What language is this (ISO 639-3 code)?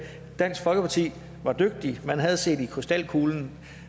dan